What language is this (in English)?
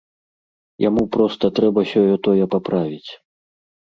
Belarusian